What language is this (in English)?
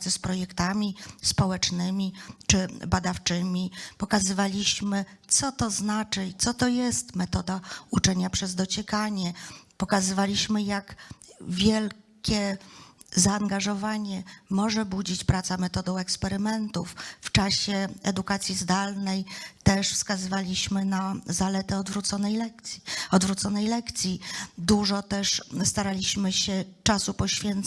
Polish